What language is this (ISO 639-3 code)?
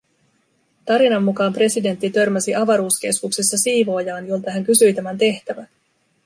fin